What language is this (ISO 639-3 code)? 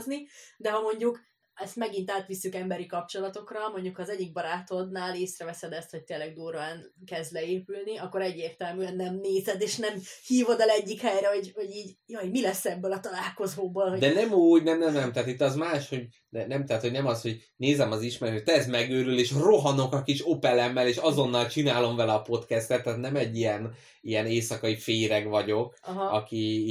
hun